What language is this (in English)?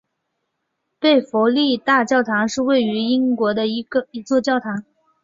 Chinese